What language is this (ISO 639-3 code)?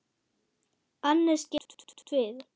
isl